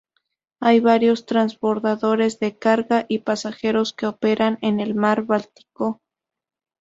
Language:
Spanish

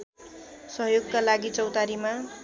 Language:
Nepali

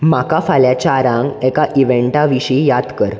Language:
Konkani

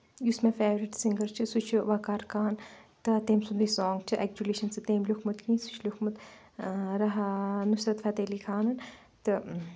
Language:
Kashmiri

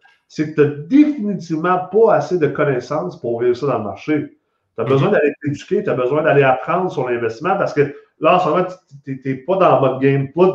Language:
French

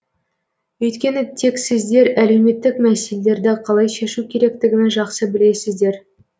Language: Kazakh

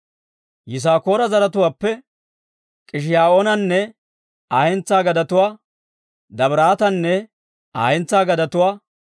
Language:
Dawro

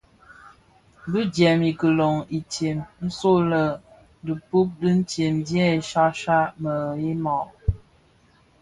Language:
Bafia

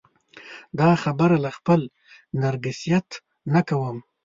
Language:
Pashto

